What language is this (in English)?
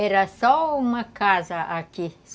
Portuguese